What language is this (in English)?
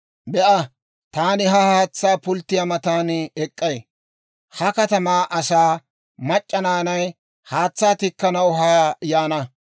Dawro